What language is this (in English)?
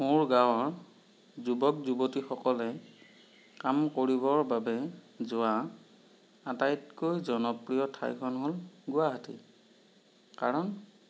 Assamese